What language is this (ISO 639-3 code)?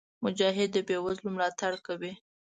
pus